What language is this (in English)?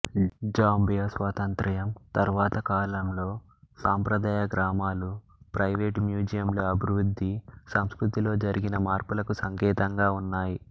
Telugu